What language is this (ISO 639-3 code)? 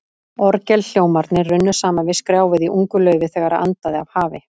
isl